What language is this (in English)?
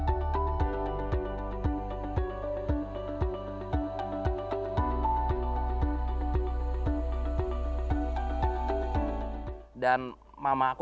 Indonesian